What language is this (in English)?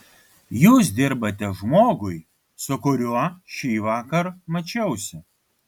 Lithuanian